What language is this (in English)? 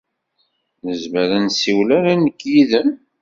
Kabyle